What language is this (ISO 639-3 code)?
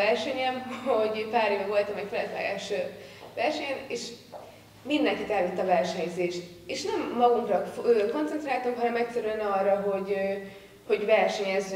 hun